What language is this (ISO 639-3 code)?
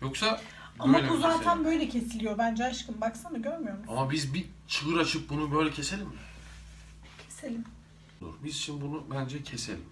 tur